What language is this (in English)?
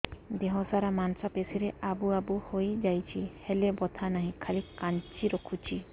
Odia